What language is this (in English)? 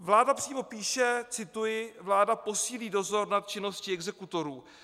Czech